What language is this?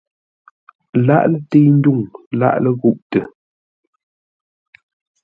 Ngombale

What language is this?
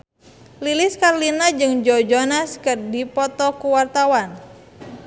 Sundanese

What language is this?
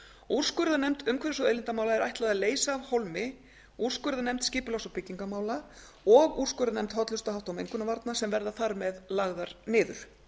Icelandic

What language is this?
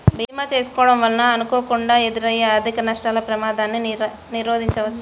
Telugu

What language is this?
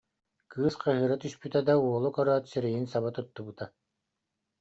Yakut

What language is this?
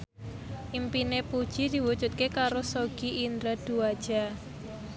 Javanese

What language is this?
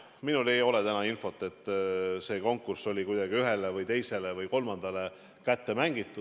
Estonian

